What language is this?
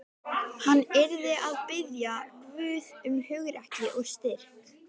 Icelandic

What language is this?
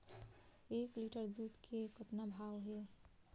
Chhattisgarhi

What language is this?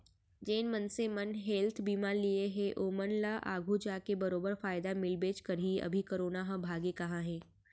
Chhattisgarhi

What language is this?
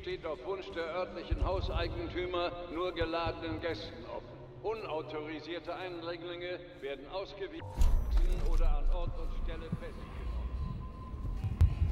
German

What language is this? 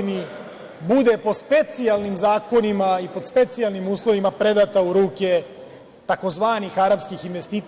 Serbian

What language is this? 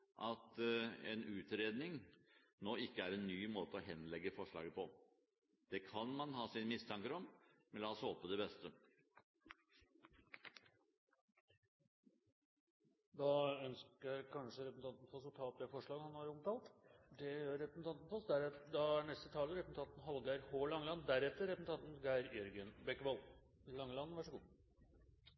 Norwegian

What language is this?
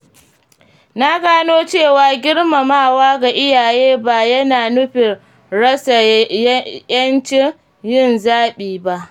Hausa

